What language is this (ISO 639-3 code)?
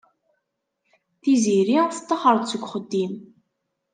kab